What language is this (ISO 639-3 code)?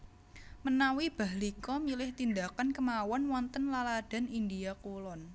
jav